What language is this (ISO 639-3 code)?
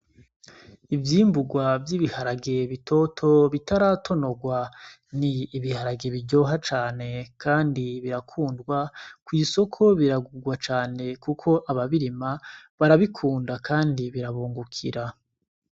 run